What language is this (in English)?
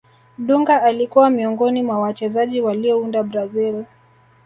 Swahili